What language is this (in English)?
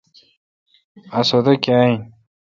Kalkoti